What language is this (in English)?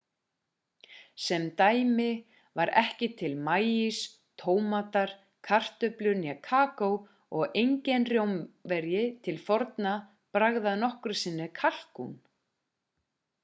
Icelandic